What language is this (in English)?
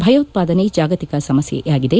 Kannada